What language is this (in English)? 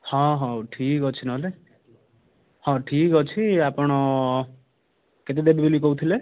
Odia